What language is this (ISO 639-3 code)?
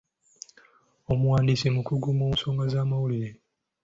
lug